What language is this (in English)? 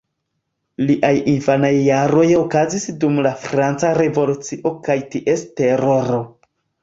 Esperanto